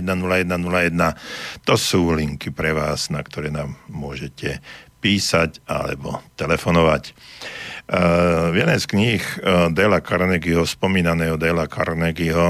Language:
Slovak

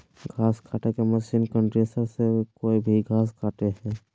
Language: Magahi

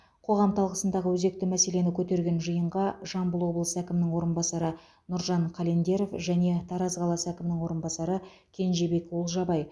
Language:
Kazakh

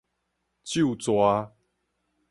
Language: Min Nan Chinese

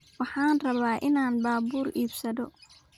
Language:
Somali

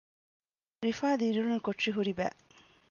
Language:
Divehi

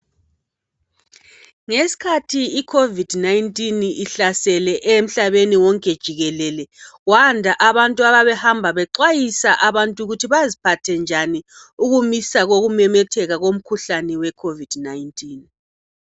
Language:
North Ndebele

